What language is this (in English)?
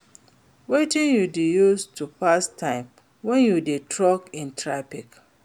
Nigerian Pidgin